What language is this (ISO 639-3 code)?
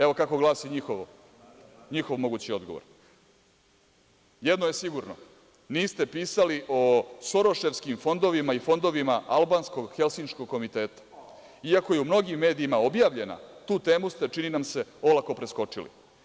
srp